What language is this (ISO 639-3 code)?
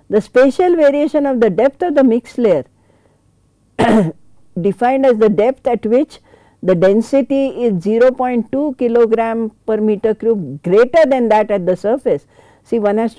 eng